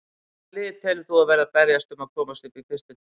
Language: Icelandic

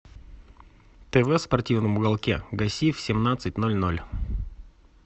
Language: Russian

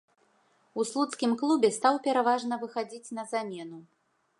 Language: Belarusian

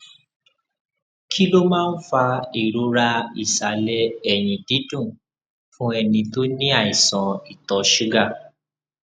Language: Yoruba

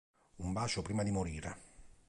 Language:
Italian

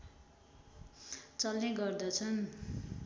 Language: Nepali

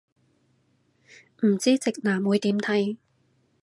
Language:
Cantonese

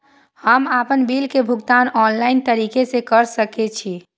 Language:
Maithili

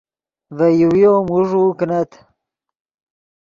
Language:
Yidgha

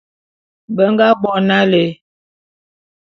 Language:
Bulu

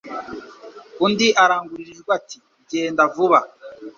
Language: Kinyarwanda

